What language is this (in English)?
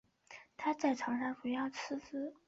Chinese